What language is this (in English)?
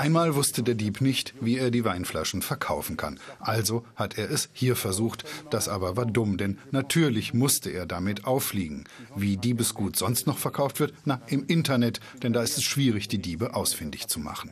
German